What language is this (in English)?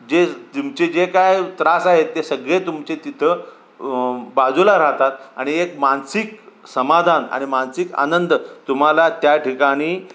Marathi